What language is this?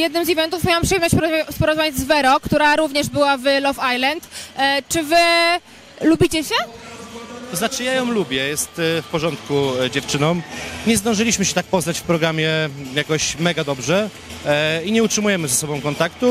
Polish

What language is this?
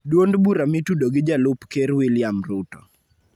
Luo (Kenya and Tanzania)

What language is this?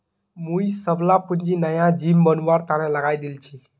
Magahi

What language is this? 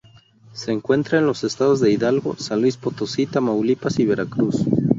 Spanish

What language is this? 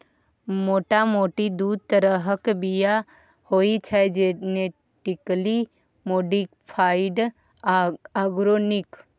Maithili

